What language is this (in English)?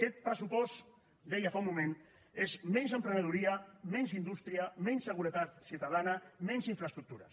Catalan